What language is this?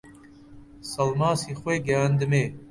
Central Kurdish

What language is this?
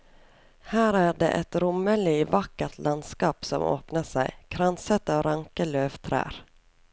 Norwegian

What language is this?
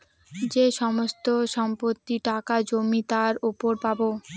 Bangla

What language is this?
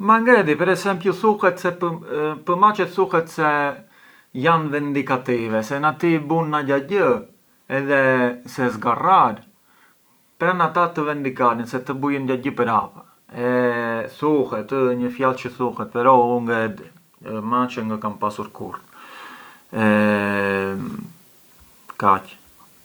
Arbëreshë Albanian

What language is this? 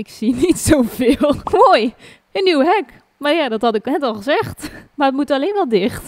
Dutch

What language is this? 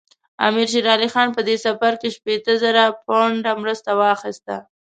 Pashto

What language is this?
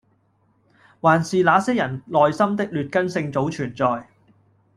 Cantonese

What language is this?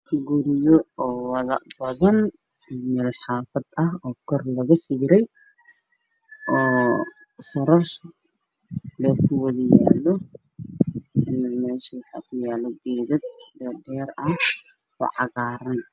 Somali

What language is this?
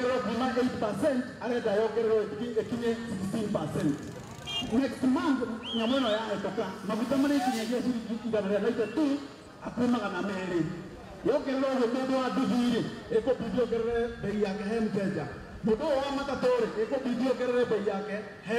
Arabic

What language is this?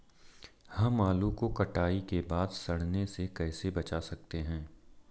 Hindi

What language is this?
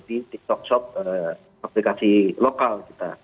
Indonesian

